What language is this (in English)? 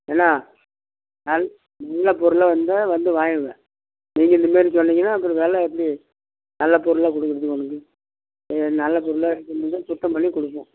Tamil